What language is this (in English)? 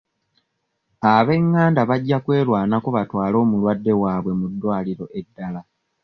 Ganda